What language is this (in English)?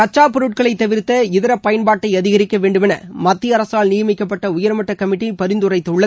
Tamil